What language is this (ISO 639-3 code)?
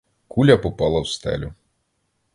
ukr